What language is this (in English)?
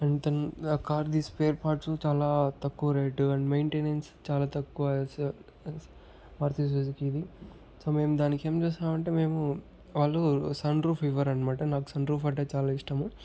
Telugu